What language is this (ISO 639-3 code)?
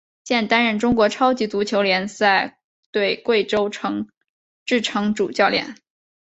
zho